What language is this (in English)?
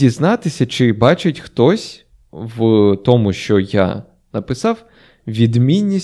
Ukrainian